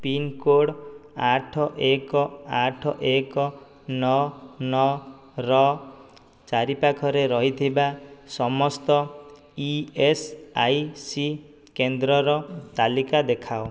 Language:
Odia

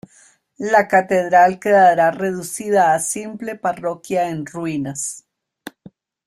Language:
Spanish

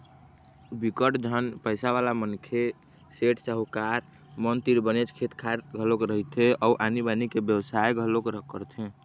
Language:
Chhattisgarhi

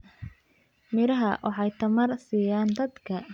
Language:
Somali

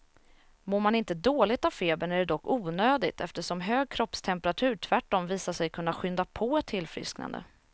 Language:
Swedish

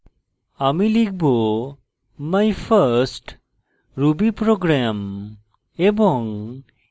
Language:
Bangla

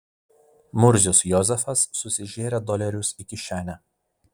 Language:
Lithuanian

